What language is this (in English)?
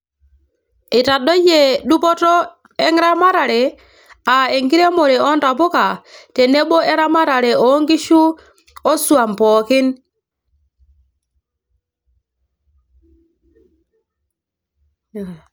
Masai